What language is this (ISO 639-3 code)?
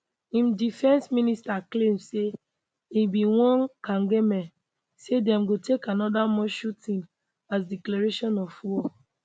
pcm